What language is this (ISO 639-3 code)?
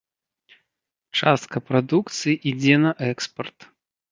bel